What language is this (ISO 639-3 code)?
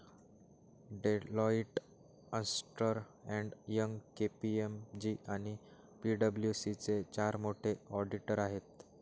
mar